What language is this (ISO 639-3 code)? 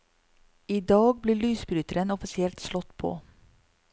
nor